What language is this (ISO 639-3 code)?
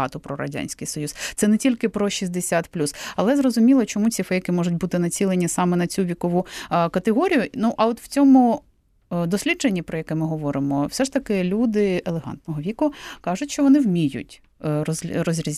ukr